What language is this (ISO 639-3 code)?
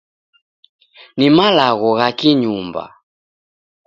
dav